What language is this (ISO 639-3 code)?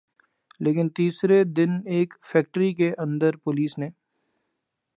urd